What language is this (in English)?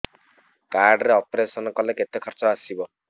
Odia